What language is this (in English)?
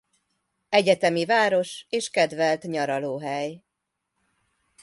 Hungarian